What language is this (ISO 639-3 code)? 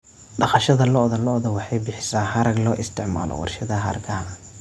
som